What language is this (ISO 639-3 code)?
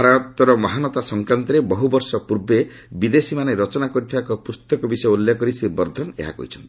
ori